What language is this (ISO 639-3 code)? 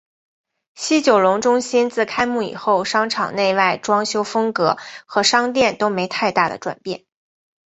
zho